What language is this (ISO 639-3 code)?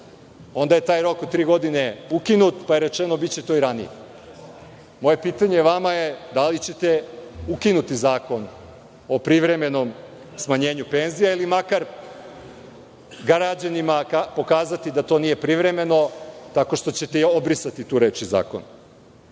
srp